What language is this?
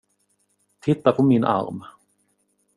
Swedish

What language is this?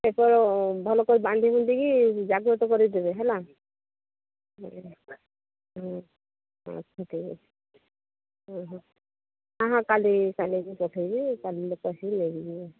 Odia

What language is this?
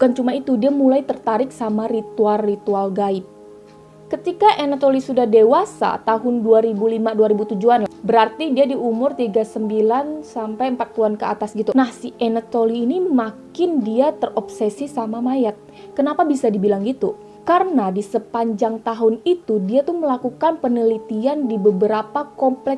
Indonesian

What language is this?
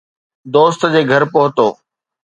Sindhi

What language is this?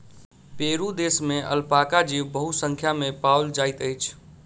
Maithili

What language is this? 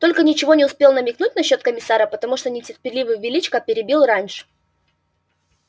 Russian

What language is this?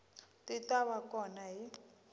Tsonga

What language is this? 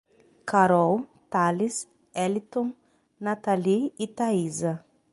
Portuguese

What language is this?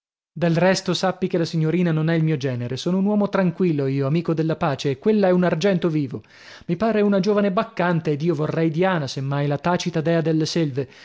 Italian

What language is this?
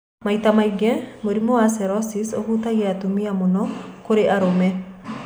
Kikuyu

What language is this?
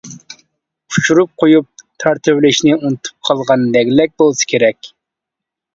Uyghur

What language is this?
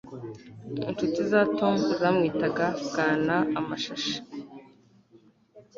Kinyarwanda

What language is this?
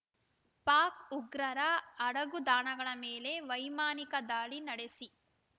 Kannada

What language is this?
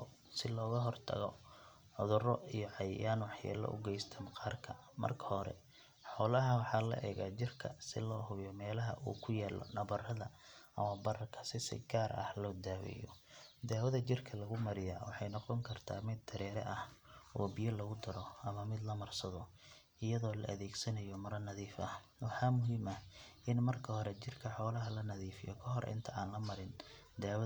Somali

